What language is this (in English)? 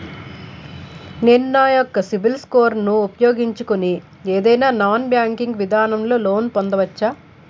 Telugu